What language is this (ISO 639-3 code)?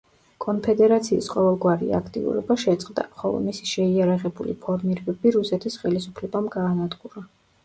kat